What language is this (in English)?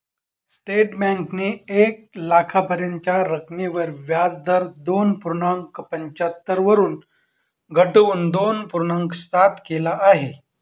Marathi